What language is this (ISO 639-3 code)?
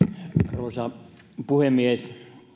fin